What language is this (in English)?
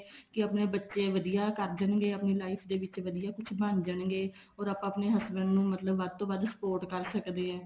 Punjabi